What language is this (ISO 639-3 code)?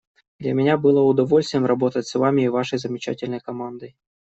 rus